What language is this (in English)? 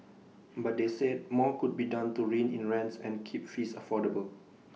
English